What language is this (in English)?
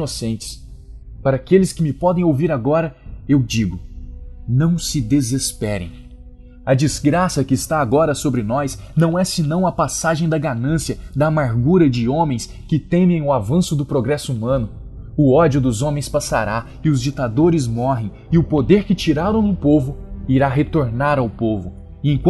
Portuguese